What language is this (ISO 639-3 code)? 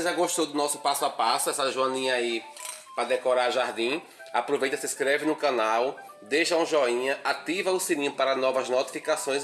por